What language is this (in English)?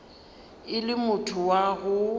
Northern Sotho